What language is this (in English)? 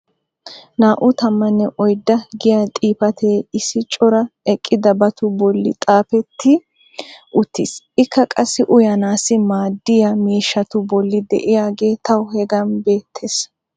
Wolaytta